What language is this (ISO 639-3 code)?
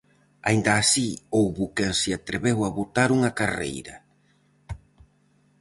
glg